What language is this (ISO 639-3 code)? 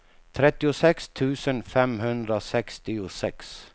swe